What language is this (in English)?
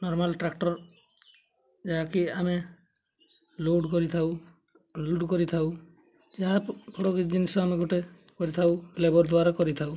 Odia